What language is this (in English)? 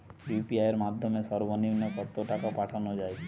Bangla